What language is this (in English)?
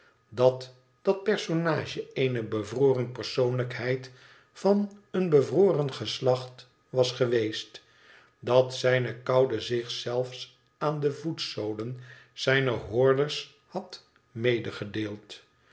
Dutch